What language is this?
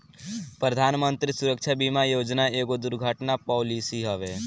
Bhojpuri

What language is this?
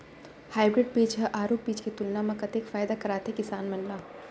Chhattisgarhi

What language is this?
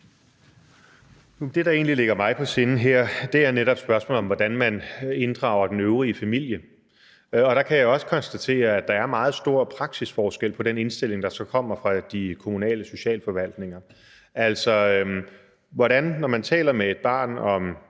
Danish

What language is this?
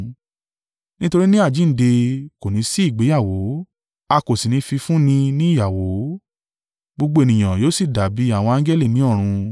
Yoruba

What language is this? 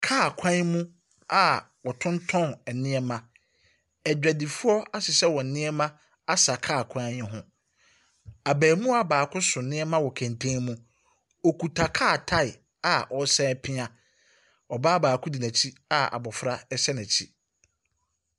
Akan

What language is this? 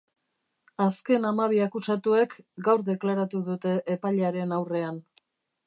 Basque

